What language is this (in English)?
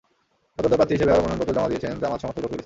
Bangla